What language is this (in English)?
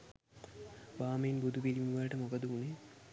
Sinhala